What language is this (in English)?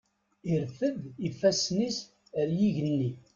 Kabyle